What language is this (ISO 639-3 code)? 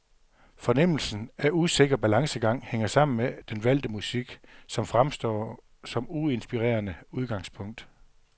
dan